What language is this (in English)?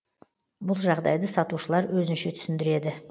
Kazakh